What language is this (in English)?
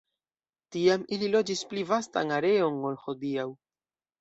Esperanto